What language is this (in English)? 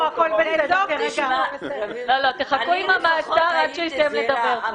Hebrew